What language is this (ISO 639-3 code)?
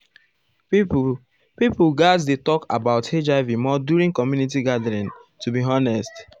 pcm